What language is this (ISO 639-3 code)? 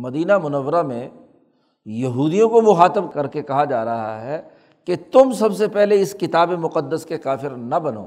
urd